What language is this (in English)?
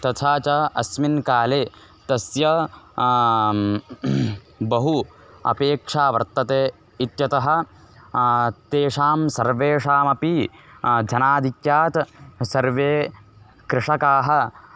Sanskrit